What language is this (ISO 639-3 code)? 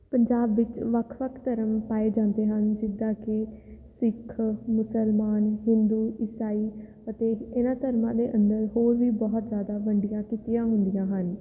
pan